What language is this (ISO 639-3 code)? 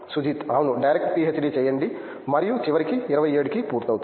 tel